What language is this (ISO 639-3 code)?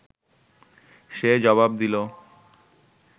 ben